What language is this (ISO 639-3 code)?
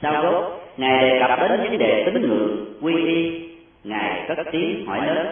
vie